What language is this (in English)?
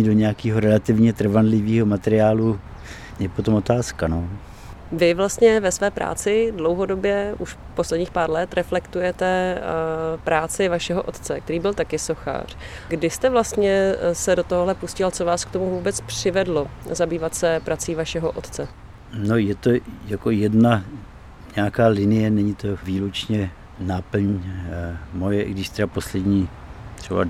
Czech